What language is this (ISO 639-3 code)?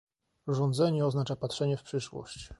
pol